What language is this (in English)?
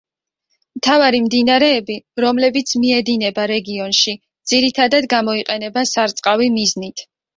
Georgian